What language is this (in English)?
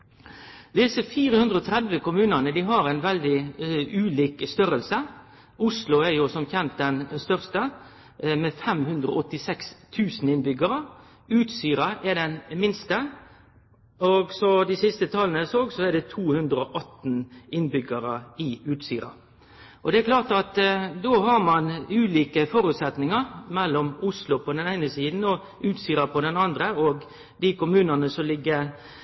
Norwegian Nynorsk